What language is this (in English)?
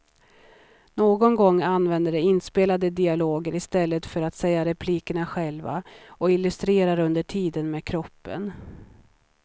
Swedish